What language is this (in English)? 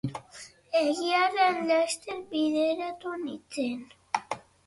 Basque